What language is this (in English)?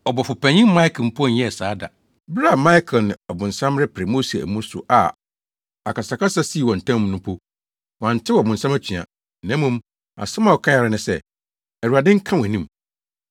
Akan